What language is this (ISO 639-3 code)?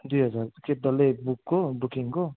nep